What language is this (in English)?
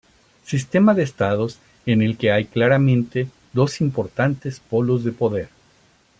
Spanish